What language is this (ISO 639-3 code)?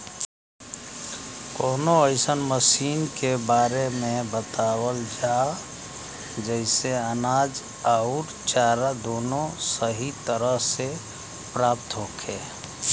bho